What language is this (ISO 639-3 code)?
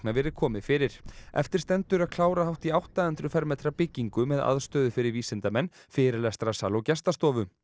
isl